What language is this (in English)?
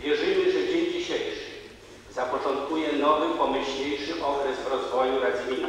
Polish